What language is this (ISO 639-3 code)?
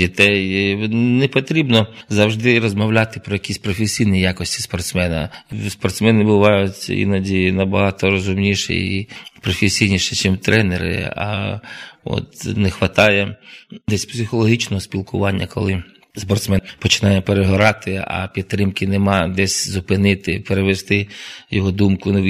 ukr